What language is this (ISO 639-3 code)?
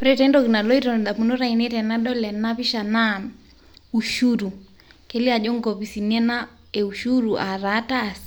mas